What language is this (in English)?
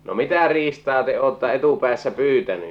Finnish